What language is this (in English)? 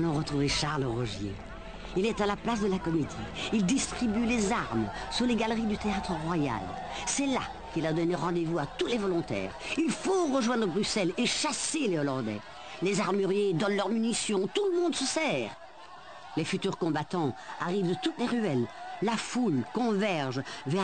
French